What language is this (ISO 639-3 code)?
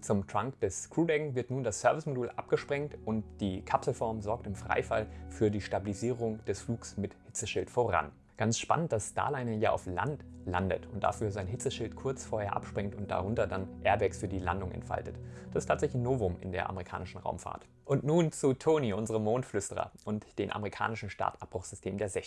deu